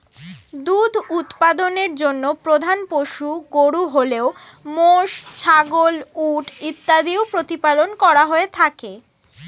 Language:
Bangla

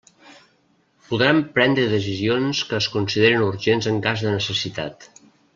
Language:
Catalan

